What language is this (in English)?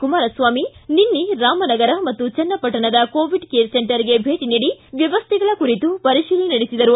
Kannada